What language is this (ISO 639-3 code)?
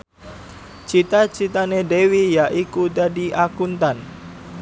jav